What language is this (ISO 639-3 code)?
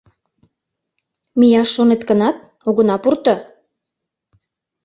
chm